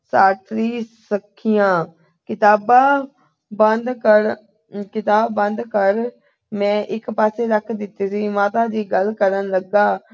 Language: Punjabi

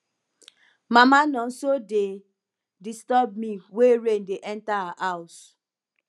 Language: Nigerian Pidgin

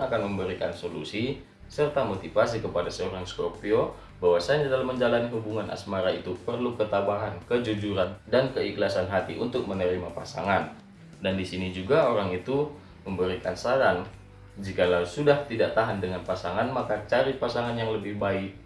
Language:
Indonesian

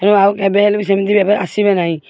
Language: Odia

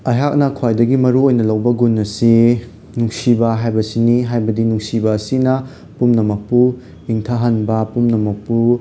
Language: Manipuri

